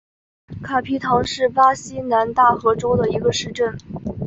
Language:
Chinese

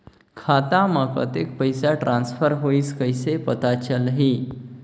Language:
Chhattisgarhi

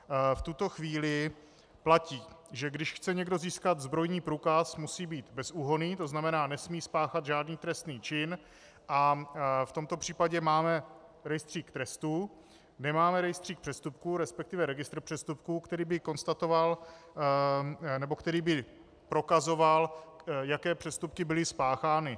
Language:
Czech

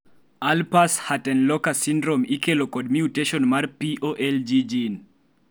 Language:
Luo (Kenya and Tanzania)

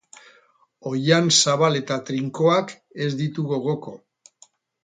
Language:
Basque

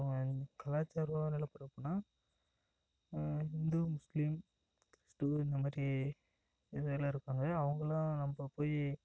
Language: Tamil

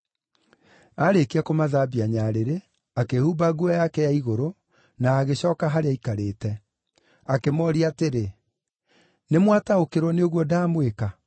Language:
Kikuyu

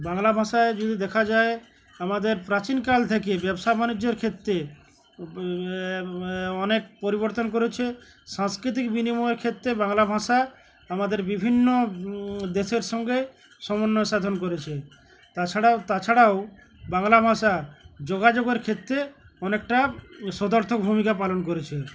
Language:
Bangla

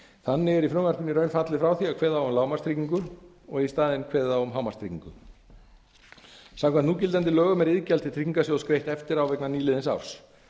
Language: Icelandic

